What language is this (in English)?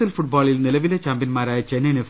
Malayalam